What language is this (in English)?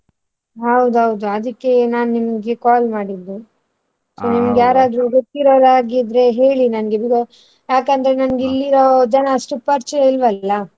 Kannada